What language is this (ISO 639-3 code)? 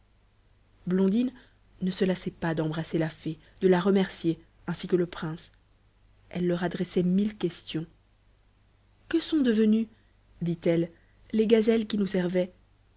fra